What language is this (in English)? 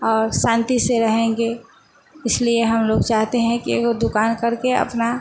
Hindi